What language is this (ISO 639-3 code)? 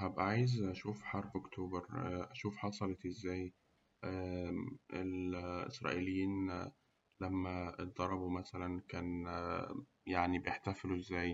arz